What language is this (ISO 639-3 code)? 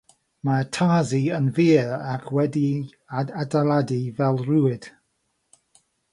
cym